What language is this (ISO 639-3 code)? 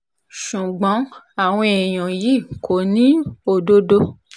yor